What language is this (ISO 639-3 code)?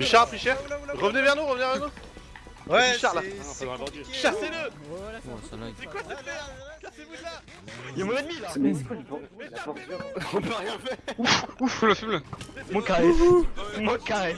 fra